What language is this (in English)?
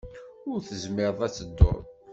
Kabyle